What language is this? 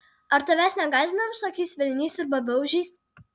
Lithuanian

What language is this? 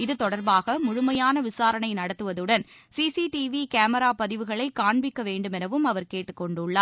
Tamil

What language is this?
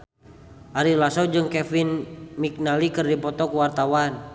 Sundanese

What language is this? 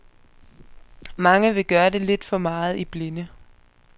Danish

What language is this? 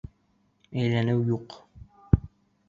Bashkir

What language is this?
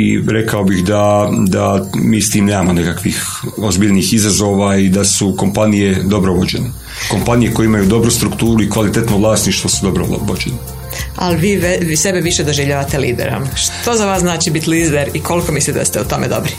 Croatian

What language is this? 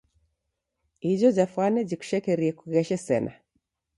Taita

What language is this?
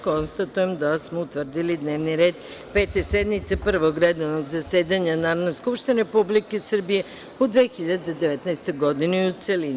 Serbian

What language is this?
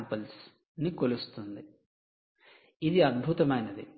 Telugu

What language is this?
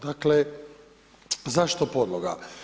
Croatian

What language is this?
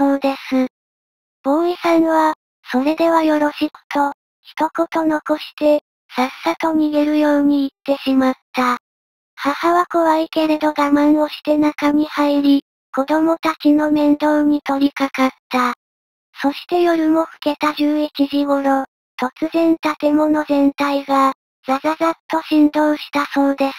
Japanese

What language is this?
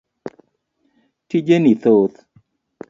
Luo (Kenya and Tanzania)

